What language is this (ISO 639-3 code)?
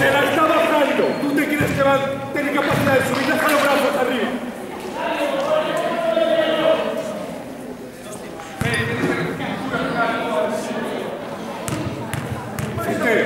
spa